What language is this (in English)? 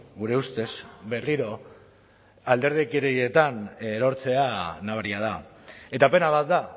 Basque